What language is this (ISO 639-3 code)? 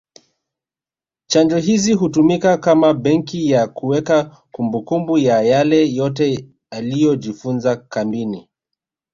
swa